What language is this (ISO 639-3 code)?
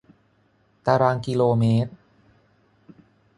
tha